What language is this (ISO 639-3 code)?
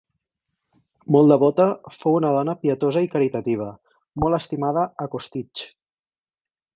cat